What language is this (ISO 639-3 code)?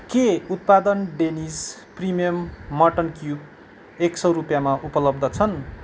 nep